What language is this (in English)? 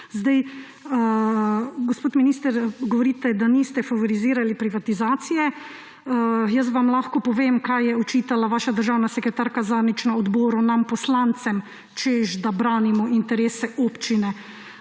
Slovenian